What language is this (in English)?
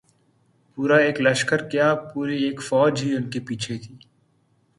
Urdu